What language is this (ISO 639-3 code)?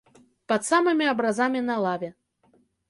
bel